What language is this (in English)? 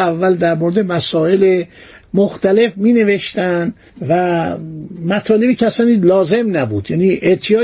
Persian